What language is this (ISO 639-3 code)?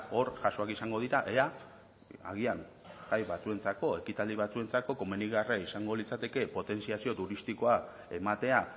eus